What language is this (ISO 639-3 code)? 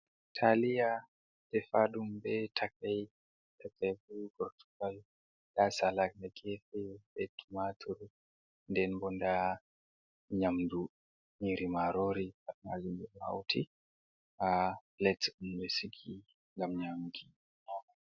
ful